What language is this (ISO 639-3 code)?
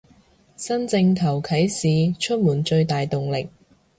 yue